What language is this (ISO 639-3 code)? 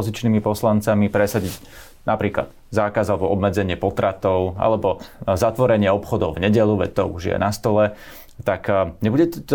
slk